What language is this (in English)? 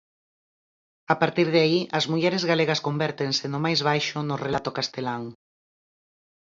Galician